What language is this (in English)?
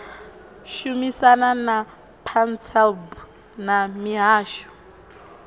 Venda